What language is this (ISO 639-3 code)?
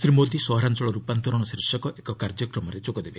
ori